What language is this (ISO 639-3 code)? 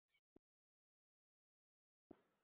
ben